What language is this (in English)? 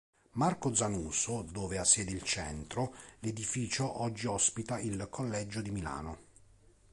Italian